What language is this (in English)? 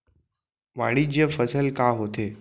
Chhattisgarhi